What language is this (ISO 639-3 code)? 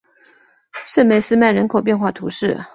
zho